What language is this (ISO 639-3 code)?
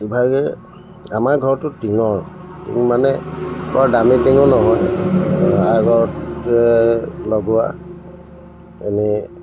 asm